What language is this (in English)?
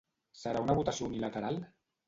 Catalan